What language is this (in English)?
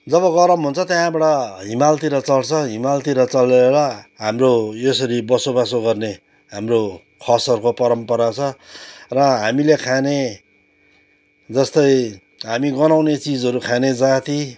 Nepali